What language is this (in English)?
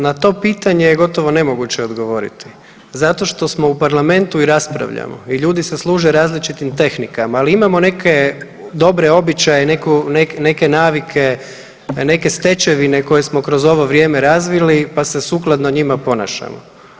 Croatian